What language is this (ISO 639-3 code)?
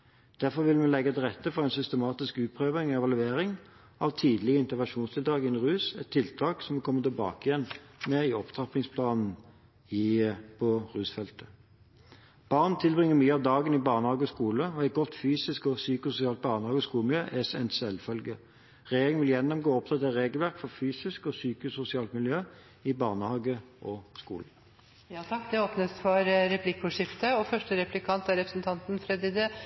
nob